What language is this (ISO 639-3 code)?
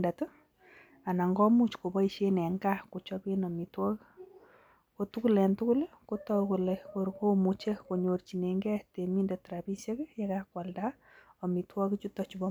kln